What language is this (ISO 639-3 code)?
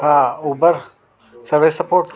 snd